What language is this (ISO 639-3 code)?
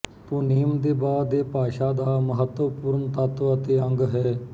pan